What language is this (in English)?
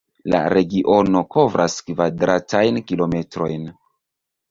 Esperanto